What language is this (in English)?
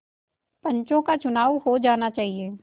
Hindi